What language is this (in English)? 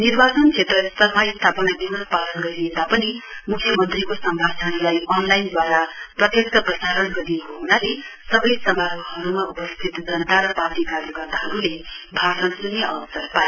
Nepali